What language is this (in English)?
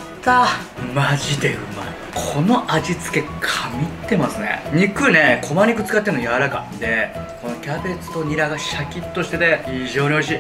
Japanese